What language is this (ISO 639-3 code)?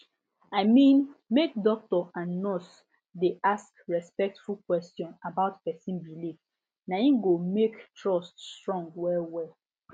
pcm